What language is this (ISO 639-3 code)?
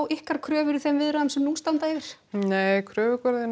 isl